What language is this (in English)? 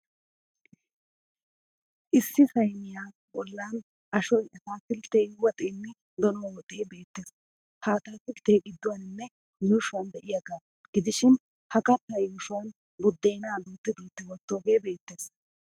Wolaytta